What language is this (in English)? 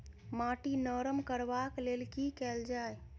Maithili